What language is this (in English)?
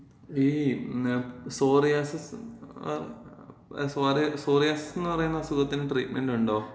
Malayalam